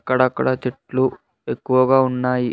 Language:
Telugu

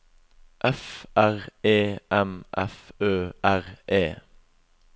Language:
Norwegian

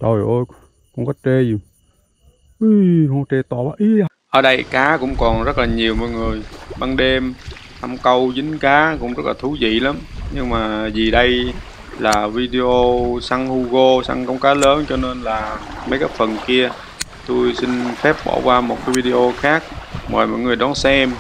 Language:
Vietnamese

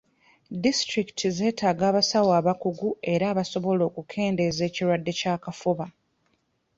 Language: Ganda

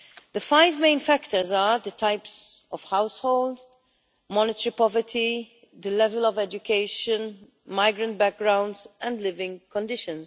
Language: English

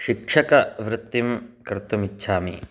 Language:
Sanskrit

